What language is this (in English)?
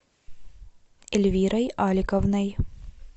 Russian